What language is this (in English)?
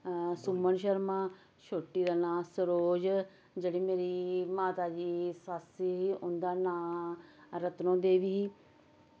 Dogri